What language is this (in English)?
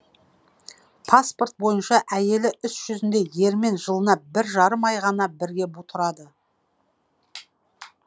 Kazakh